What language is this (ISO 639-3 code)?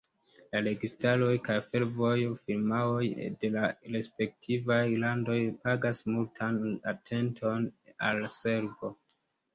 epo